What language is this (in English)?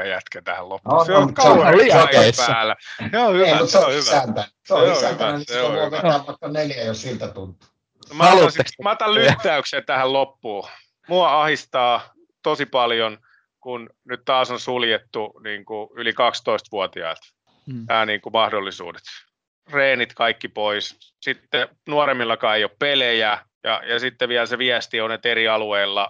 Finnish